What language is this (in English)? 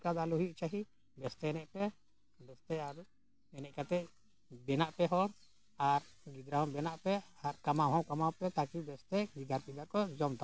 Santali